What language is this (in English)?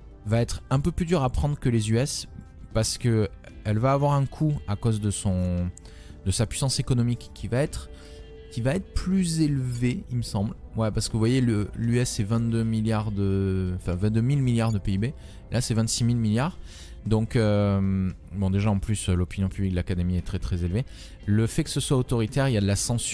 French